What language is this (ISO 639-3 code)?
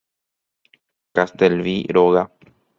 grn